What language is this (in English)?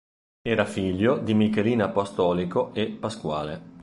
Italian